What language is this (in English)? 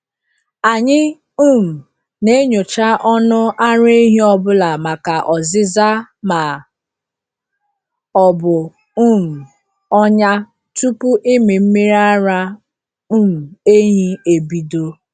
Igbo